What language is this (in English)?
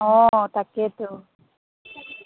Assamese